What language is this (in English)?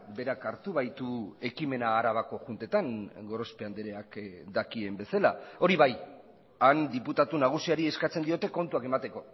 Basque